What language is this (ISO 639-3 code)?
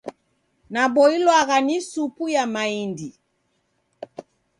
dav